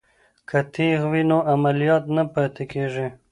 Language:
Pashto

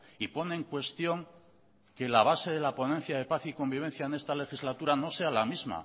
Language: Spanish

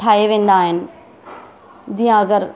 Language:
Sindhi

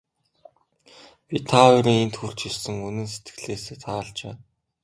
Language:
Mongolian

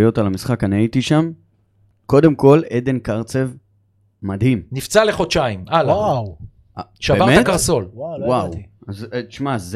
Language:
Hebrew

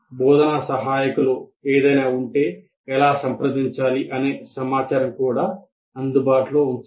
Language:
Telugu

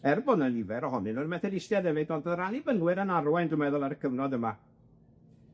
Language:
Welsh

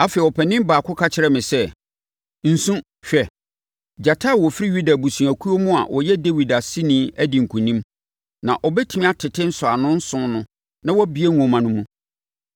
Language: Akan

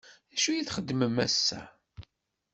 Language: Kabyle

